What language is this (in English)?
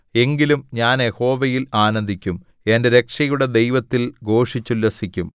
Malayalam